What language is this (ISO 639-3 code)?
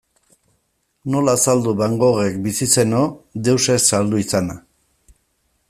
eus